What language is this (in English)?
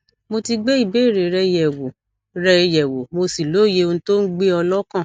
Yoruba